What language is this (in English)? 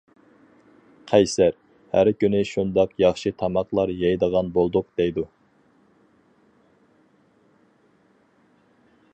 Uyghur